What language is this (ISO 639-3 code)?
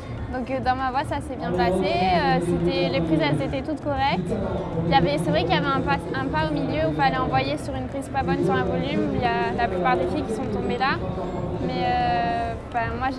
fra